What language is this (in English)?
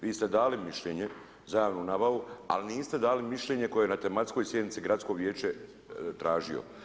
Croatian